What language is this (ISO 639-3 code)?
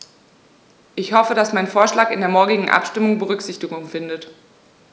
deu